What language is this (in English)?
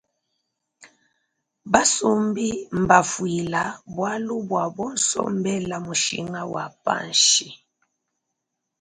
Luba-Lulua